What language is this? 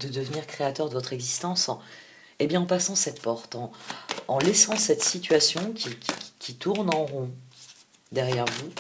French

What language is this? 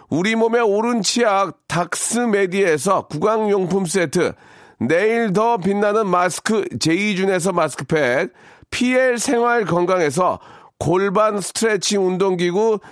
Korean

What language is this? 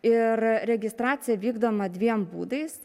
Lithuanian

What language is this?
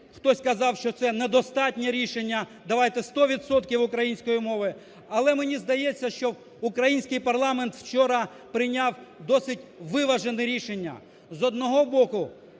Ukrainian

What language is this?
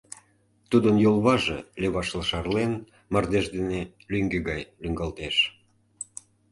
Mari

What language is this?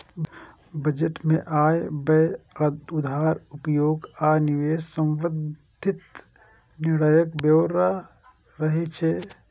Maithili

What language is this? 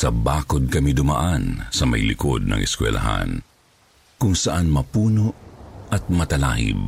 Filipino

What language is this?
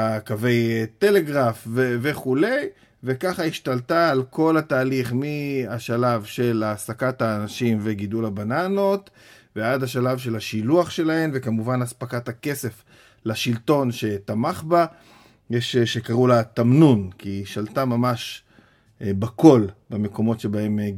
Hebrew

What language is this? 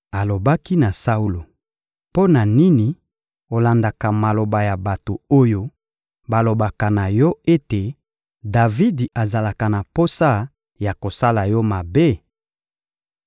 Lingala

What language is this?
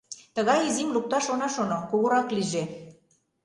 Mari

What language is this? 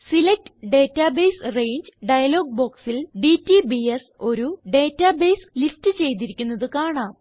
Malayalam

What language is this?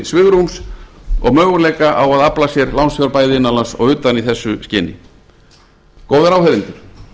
Icelandic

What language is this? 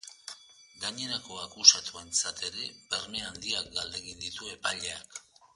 Basque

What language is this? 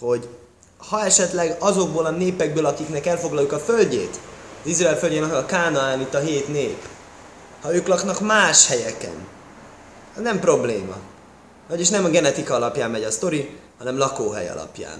Hungarian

